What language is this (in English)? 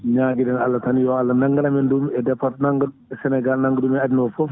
Fula